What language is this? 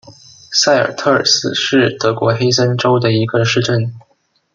Chinese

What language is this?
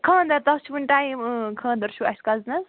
Kashmiri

